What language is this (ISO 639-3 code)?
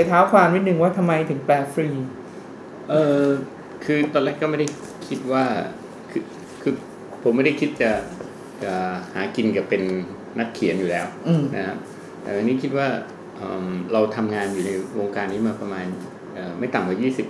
tha